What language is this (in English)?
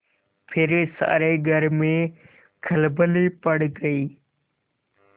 Hindi